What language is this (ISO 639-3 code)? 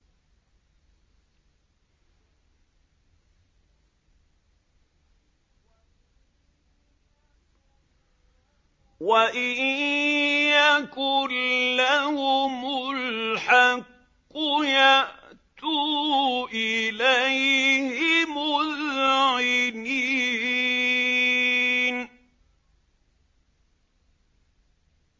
ara